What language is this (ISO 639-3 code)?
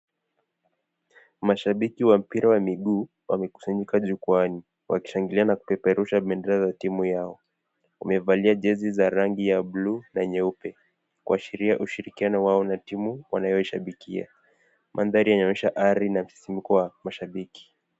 swa